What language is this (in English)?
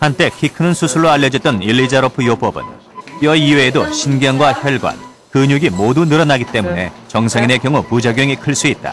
Korean